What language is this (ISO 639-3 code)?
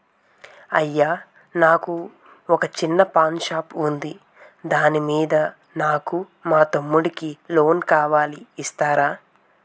tel